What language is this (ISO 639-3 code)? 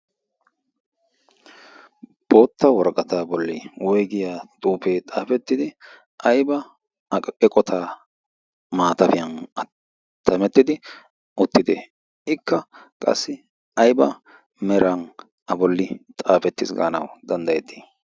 wal